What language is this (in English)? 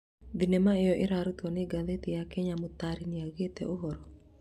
Kikuyu